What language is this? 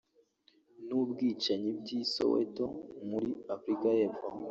Kinyarwanda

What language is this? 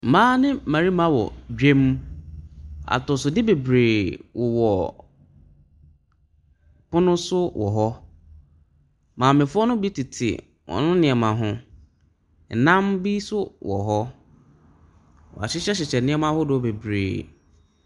Akan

